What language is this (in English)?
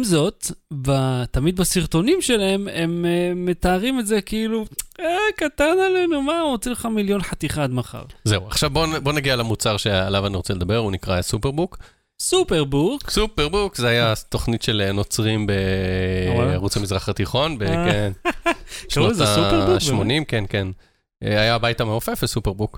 Hebrew